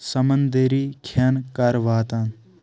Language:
Kashmiri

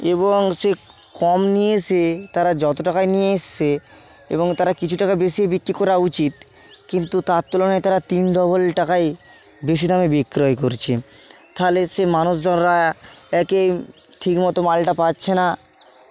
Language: Bangla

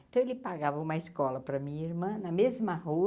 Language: Portuguese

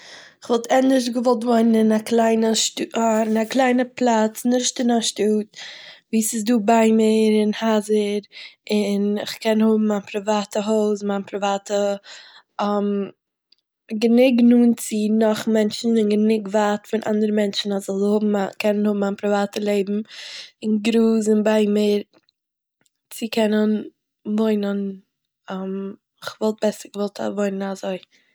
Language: Yiddish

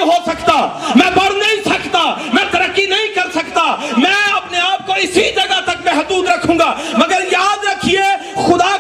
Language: Urdu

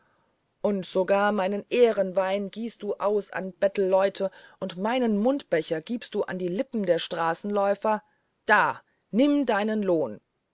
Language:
German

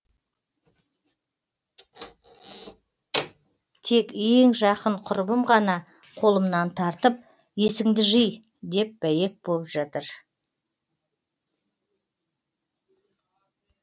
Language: Kazakh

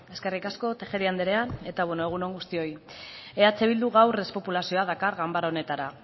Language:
Basque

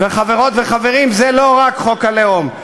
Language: Hebrew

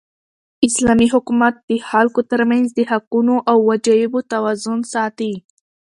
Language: Pashto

